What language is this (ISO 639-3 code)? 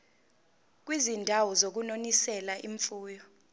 zul